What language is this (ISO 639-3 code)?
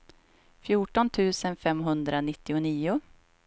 swe